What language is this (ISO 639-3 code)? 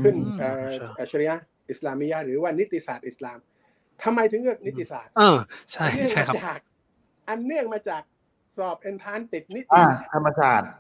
tha